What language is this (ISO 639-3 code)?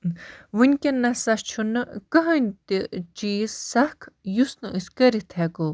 kas